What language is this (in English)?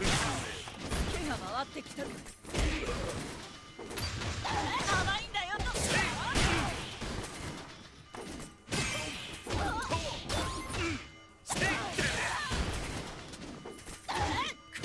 Japanese